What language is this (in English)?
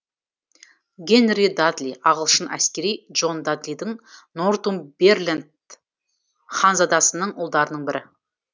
Kazakh